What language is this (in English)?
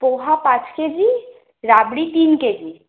Bangla